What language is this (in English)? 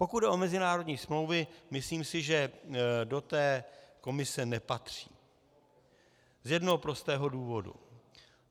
Czech